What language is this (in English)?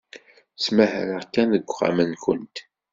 Kabyle